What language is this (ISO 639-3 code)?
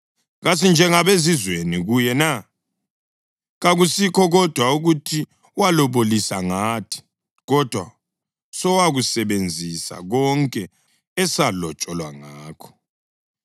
nde